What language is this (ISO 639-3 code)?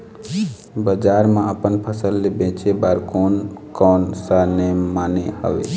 hne